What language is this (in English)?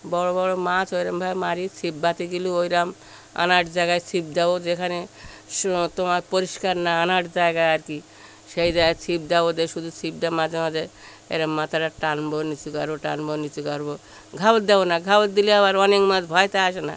Bangla